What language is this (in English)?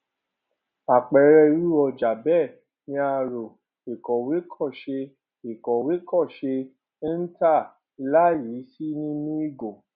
Yoruba